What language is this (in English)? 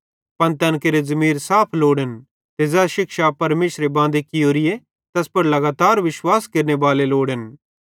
Bhadrawahi